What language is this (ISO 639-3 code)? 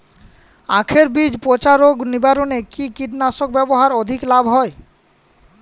ben